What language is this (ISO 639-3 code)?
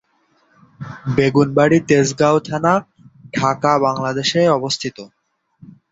ben